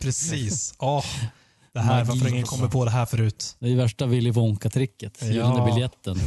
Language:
Swedish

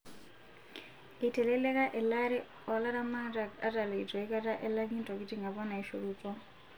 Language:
Masai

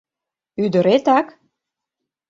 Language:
Mari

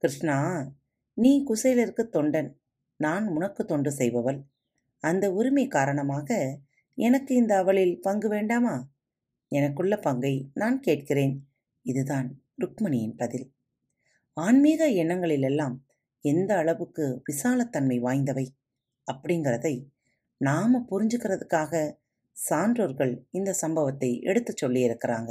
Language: Tamil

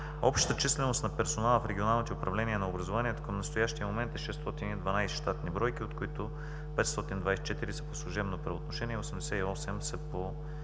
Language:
Bulgarian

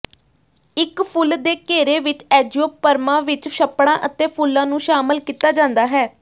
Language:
Punjabi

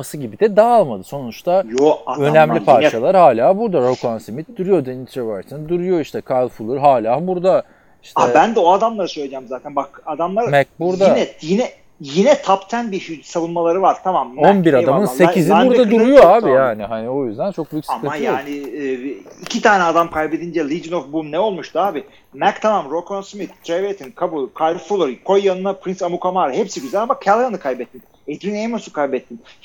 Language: Turkish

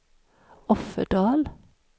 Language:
Swedish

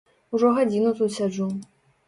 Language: Belarusian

